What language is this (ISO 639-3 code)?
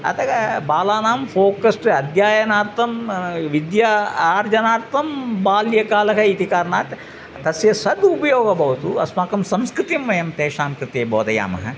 san